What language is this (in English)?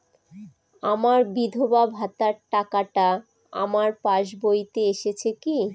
Bangla